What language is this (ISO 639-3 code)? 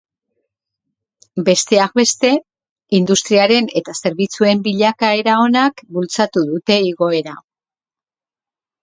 eus